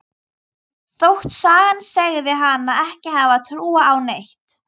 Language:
Icelandic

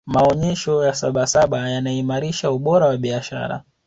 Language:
Swahili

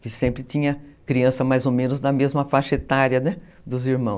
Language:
Portuguese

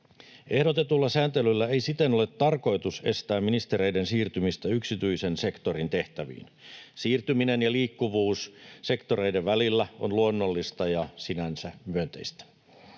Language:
Finnish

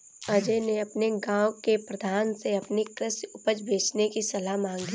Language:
Hindi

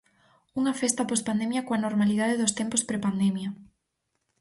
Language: Galician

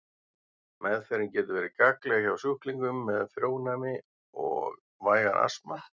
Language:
Icelandic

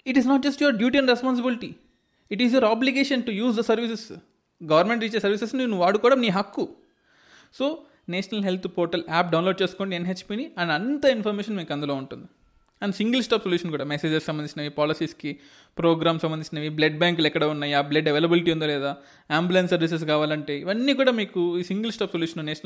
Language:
Telugu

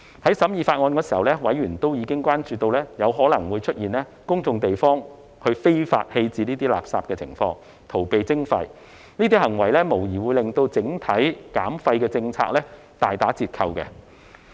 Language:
Cantonese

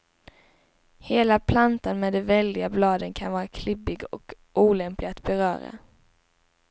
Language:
Swedish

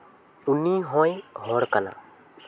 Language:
Santali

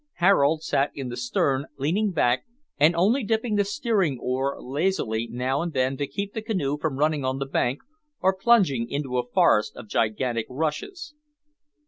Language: English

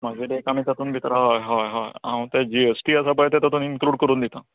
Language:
Konkani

